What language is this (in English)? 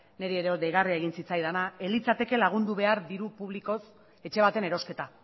Basque